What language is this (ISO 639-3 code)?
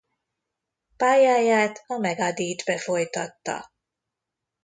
hun